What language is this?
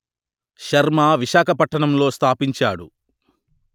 Telugu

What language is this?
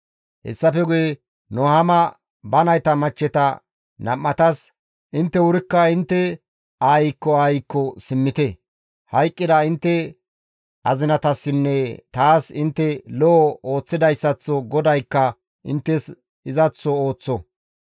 Gamo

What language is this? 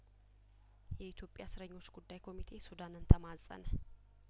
Amharic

